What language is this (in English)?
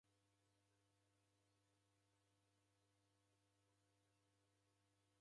Taita